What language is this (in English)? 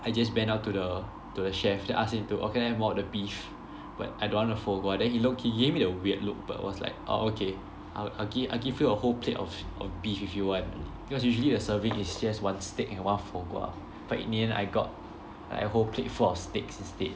English